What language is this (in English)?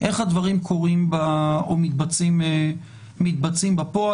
Hebrew